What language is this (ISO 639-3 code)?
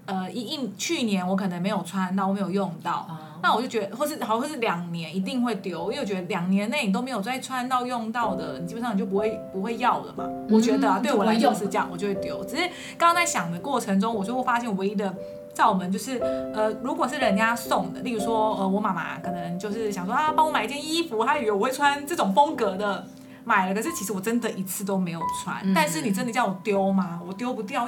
zho